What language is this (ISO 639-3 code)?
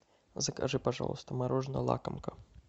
rus